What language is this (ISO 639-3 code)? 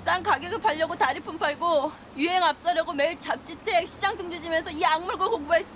kor